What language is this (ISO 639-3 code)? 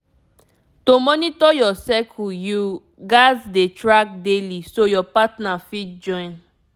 pcm